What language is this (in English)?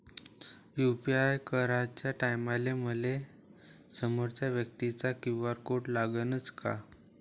Marathi